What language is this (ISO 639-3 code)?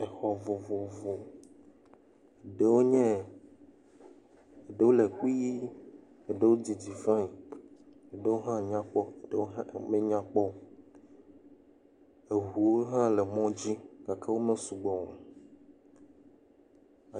ewe